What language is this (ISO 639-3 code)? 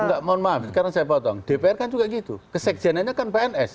ind